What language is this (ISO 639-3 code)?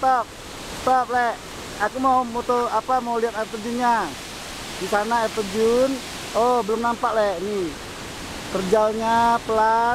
ind